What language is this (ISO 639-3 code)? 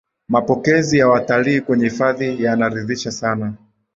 swa